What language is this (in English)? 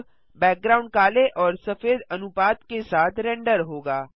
Hindi